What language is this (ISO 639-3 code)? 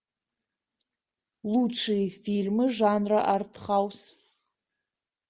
rus